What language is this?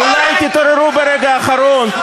Hebrew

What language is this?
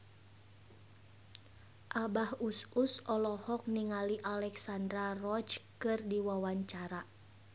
Sundanese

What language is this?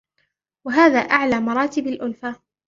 Arabic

